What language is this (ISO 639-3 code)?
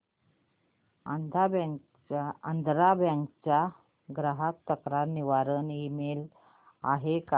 mar